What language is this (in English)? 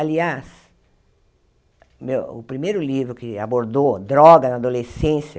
Portuguese